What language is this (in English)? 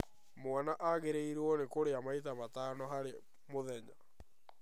Kikuyu